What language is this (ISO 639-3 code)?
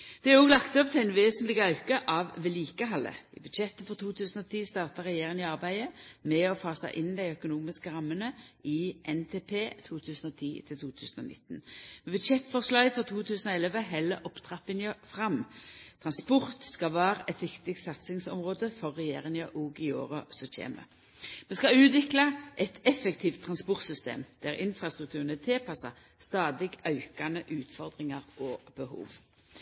nno